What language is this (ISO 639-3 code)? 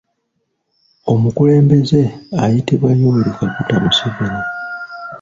lug